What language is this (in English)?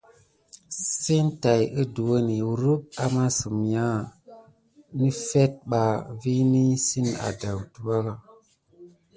Gidar